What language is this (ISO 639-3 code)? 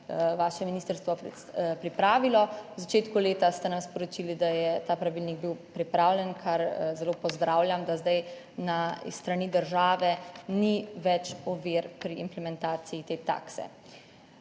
slv